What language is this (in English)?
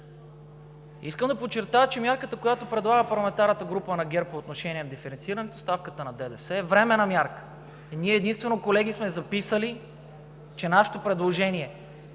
Bulgarian